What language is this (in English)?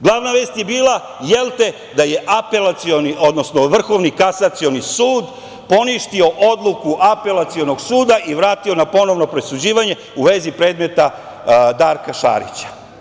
Serbian